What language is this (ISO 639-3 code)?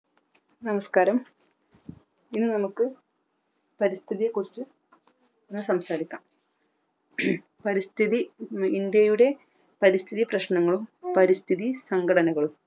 mal